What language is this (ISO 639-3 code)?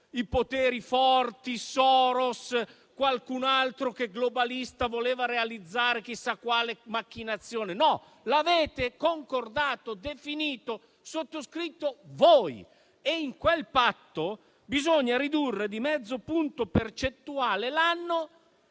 ita